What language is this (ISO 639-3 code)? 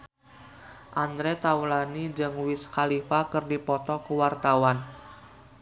sun